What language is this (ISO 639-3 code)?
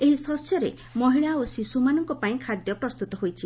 ori